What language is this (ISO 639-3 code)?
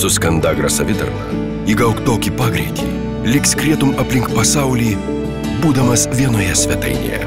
rus